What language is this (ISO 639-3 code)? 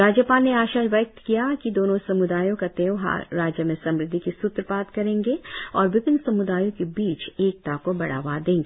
hin